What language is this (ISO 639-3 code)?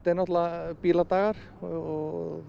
isl